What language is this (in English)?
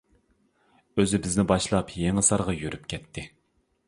Uyghur